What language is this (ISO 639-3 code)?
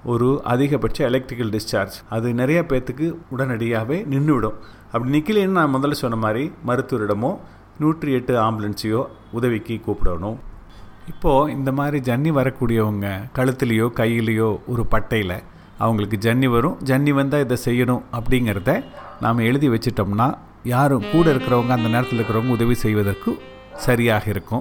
tam